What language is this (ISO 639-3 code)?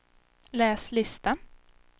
swe